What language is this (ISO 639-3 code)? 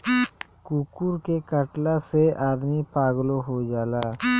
bho